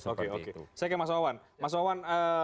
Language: Indonesian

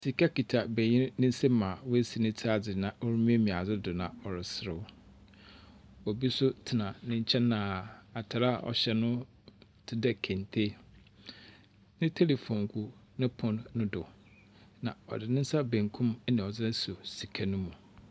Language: Akan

